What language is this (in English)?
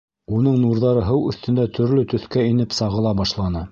Bashkir